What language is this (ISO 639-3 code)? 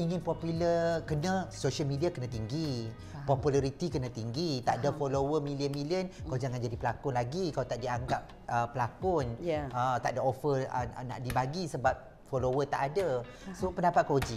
msa